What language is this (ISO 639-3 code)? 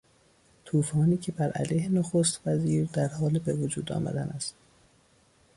fas